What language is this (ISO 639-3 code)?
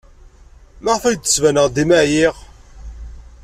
kab